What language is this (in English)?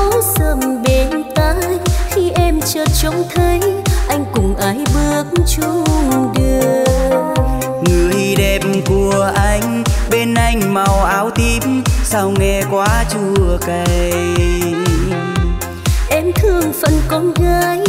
Vietnamese